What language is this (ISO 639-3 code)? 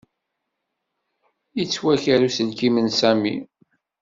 kab